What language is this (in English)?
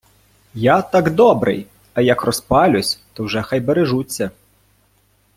Ukrainian